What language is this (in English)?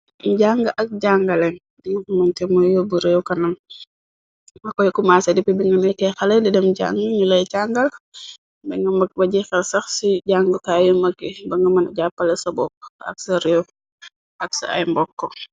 Wolof